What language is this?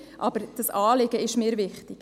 Swiss German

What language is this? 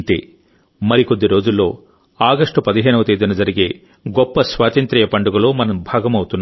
Telugu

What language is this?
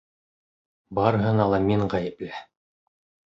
Bashkir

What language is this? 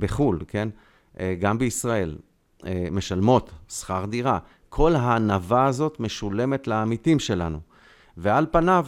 Hebrew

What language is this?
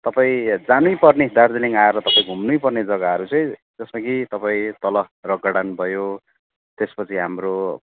Nepali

